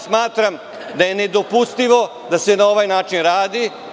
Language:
Serbian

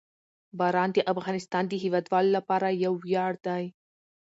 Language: Pashto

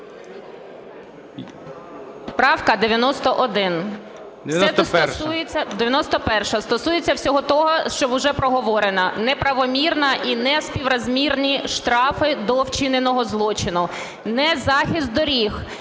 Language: Ukrainian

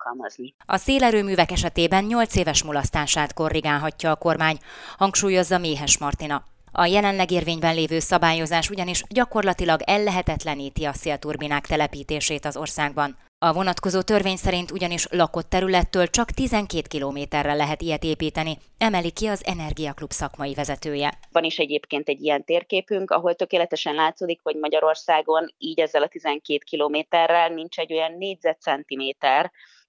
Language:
Hungarian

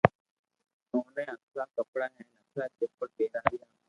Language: Loarki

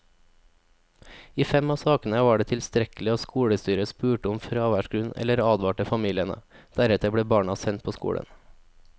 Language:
Norwegian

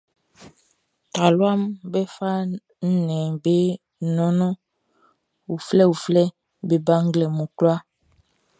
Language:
Baoulé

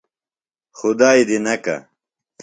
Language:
Phalura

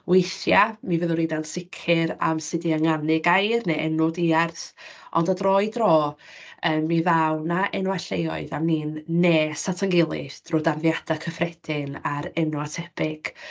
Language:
Welsh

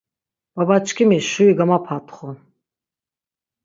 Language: Laz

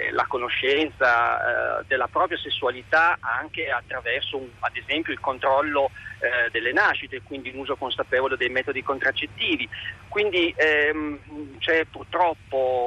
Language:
Italian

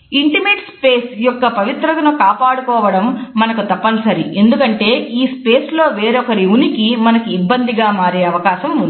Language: Telugu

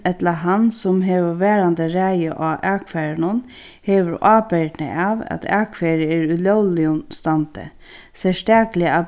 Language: Faroese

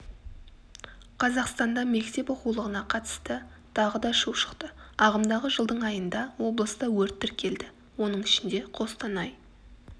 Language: Kazakh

